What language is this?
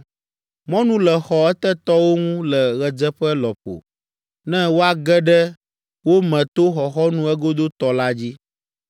Ewe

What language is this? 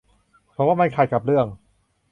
Thai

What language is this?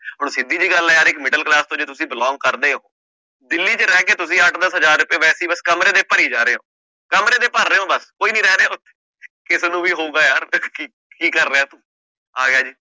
Punjabi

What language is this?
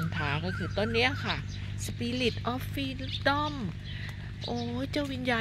Thai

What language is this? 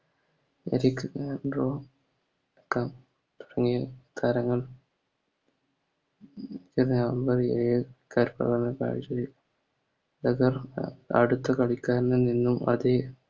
Malayalam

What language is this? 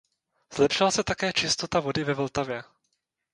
Czech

